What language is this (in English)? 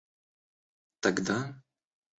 Russian